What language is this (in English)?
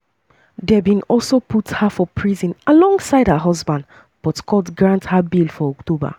Nigerian Pidgin